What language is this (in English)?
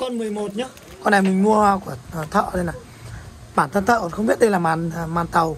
Vietnamese